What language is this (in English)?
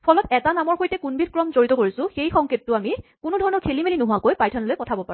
Assamese